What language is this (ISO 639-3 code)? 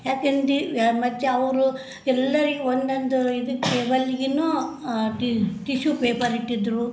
kan